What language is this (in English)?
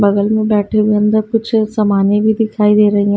Hindi